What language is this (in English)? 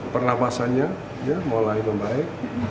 Indonesian